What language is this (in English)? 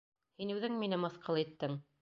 Bashkir